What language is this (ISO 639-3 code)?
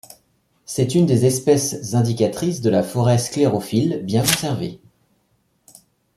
fra